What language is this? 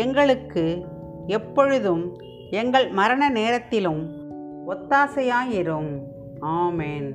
Tamil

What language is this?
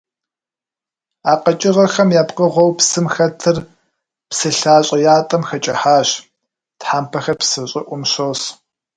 Kabardian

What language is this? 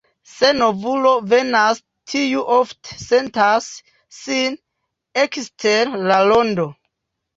Esperanto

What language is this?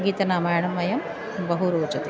Sanskrit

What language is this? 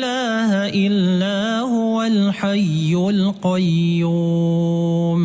Arabic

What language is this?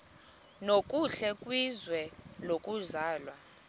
Xhosa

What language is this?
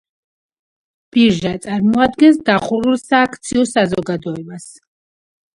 Georgian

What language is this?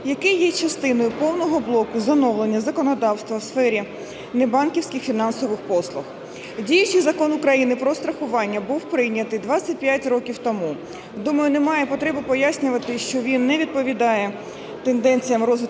Ukrainian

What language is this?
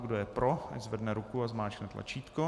Czech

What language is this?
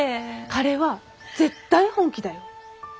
Japanese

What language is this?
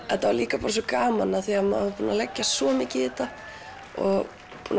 Icelandic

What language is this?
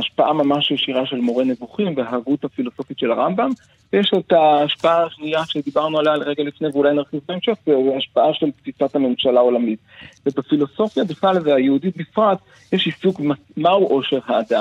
Hebrew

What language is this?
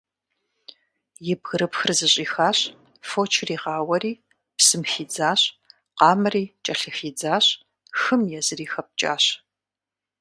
Kabardian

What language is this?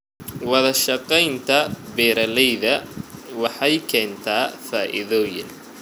Somali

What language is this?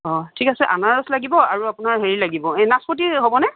Assamese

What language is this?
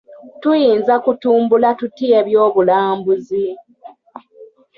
Ganda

